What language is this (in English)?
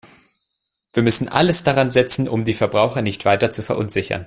German